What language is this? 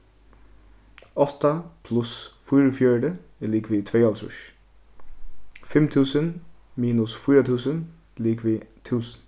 Faroese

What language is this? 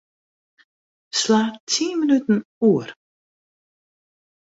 Western Frisian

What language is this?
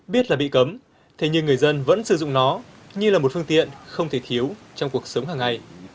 Vietnamese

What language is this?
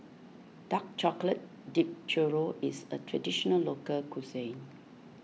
English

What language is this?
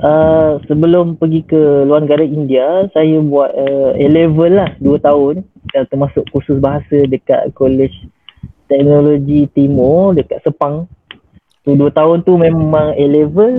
Malay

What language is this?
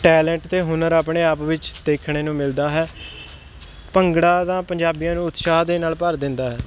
Punjabi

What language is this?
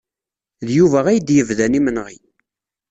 Kabyle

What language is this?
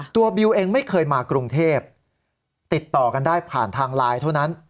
Thai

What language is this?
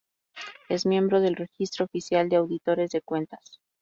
Spanish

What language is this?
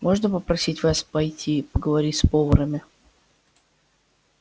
Russian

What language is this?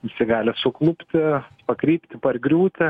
Lithuanian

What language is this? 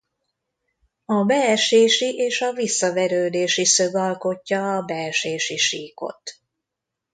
Hungarian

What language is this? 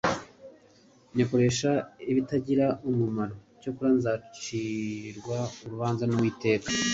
Kinyarwanda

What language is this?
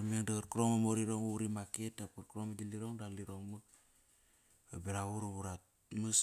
Kairak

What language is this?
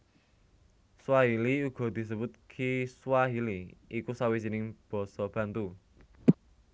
Javanese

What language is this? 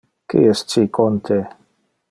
Interlingua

